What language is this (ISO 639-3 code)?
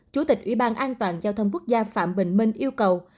vie